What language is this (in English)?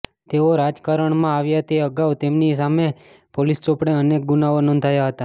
Gujarati